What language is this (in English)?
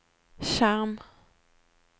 Norwegian